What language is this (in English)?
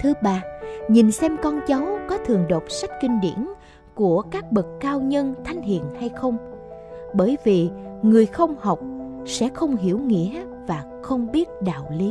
Vietnamese